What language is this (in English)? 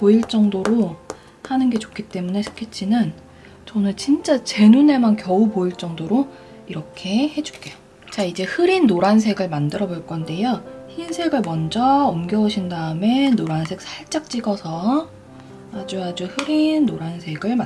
Korean